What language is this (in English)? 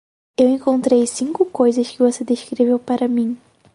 Portuguese